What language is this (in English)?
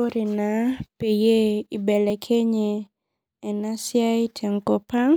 Masai